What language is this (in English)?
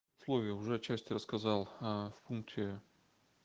Russian